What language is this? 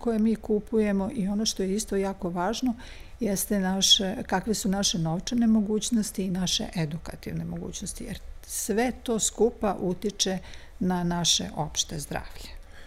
Croatian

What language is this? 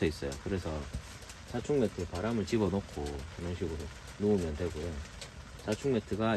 Korean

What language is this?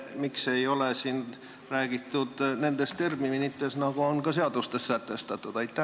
Estonian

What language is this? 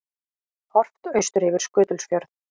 Icelandic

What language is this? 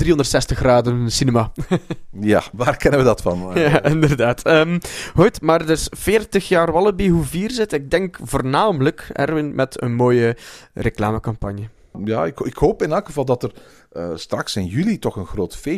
Dutch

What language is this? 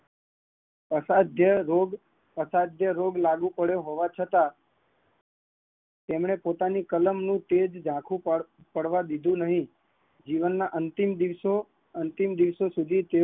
Gujarati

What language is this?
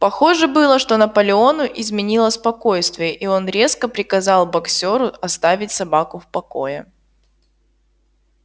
Russian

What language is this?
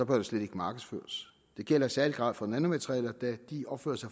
Danish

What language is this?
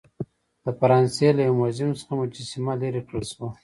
Pashto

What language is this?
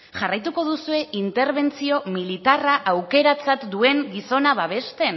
Basque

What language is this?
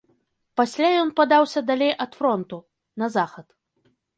Belarusian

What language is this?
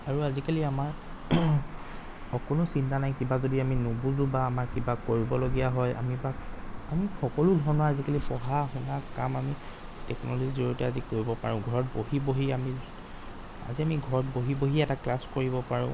Assamese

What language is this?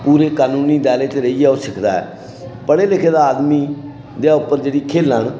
Dogri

